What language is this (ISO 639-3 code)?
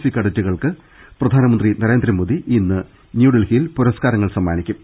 mal